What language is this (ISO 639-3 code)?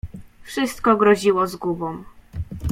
pol